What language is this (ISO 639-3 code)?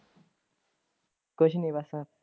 pan